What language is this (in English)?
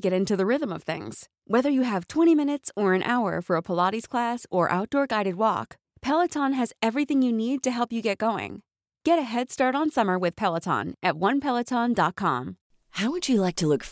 Filipino